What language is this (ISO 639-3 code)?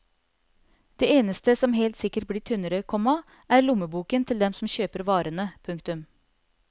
nor